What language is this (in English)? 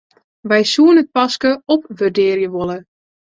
Western Frisian